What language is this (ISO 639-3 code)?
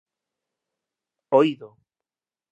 glg